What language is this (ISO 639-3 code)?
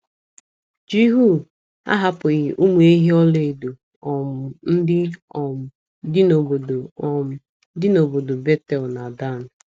ibo